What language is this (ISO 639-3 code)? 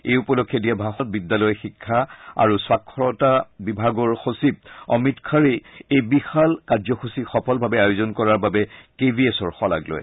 asm